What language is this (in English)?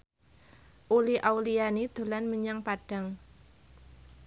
Javanese